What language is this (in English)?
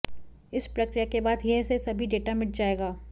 Hindi